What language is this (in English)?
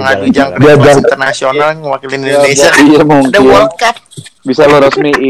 Indonesian